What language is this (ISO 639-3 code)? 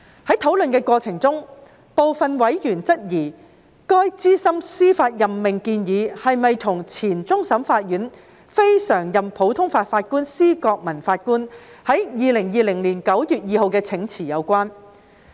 yue